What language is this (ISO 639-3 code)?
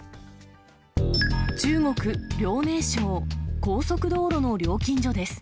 jpn